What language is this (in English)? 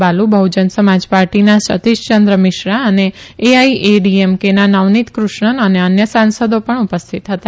Gujarati